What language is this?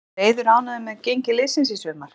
Icelandic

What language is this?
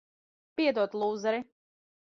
Latvian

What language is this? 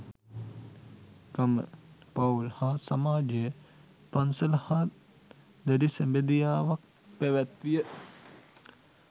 Sinhala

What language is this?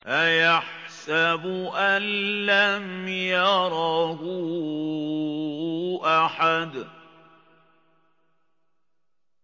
Arabic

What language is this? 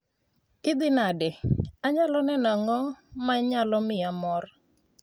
Luo (Kenya and Tanzania)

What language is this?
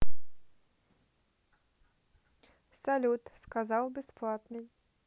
Russian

